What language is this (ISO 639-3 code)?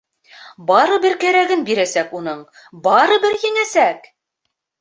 bak